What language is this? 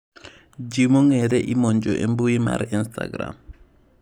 Luo (Kenya and Tanzania)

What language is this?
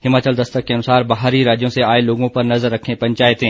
Hindi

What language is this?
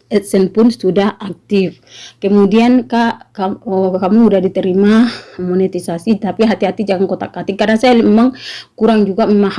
Indonesian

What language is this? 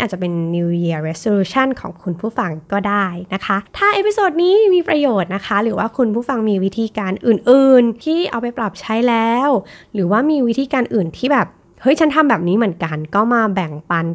Thai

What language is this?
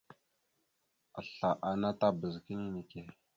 Mada (Cameroon)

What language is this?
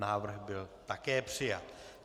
Czech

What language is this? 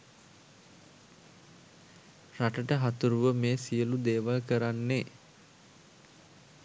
Sinhala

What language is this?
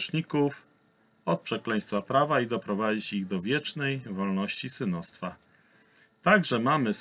Polish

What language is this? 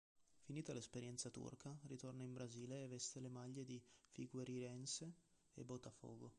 Italian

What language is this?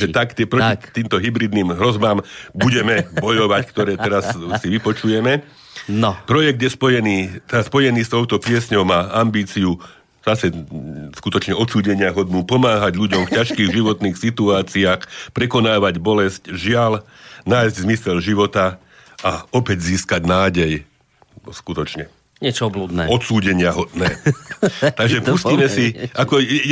Slovak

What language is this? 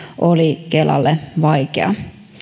Finnish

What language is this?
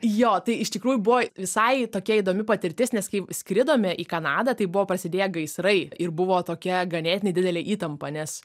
Lithuanian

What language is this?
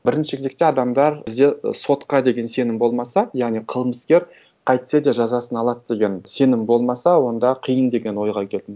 Kazakh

